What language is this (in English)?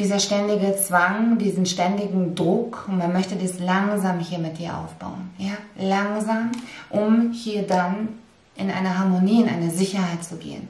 German